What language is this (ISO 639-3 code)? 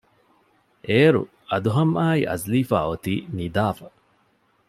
div